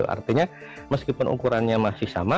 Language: Indonesian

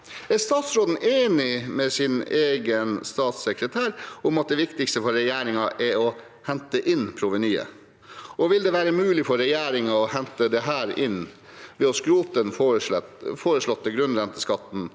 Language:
Norwegian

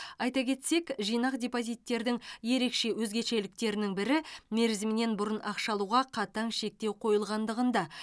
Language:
Kazakh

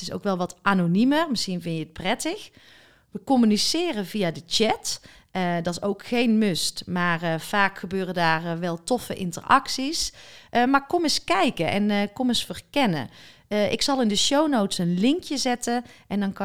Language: Dutch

